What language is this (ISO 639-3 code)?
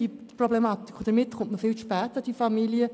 gsw